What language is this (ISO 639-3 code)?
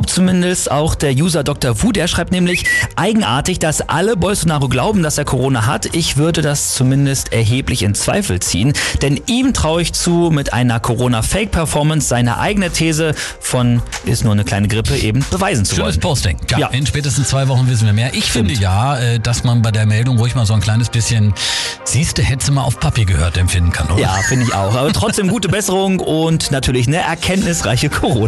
deu